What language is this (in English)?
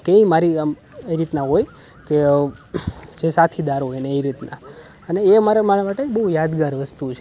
Gujarati